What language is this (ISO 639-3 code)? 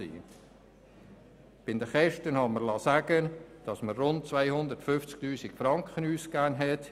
gsw